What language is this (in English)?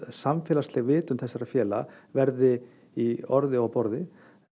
Icelandic